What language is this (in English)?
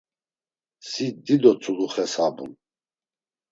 Laz